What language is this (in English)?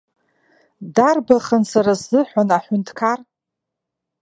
Abkhazian